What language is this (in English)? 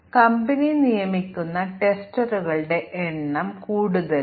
Malayalam